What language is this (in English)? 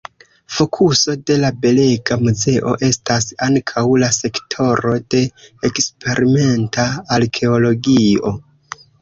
Esperanto